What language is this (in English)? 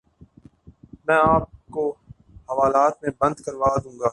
Urdu